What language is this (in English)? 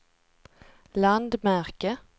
Swedish